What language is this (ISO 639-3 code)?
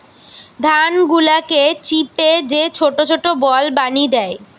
ben